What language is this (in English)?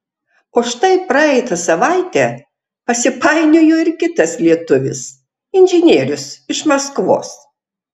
Lithuanian